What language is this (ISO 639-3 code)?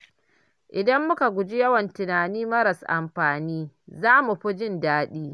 hau